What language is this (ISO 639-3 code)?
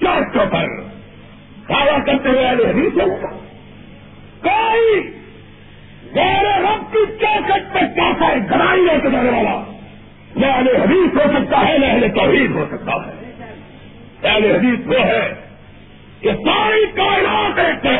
urd